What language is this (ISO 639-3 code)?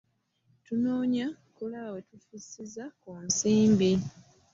lug